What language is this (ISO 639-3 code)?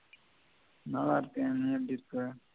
tam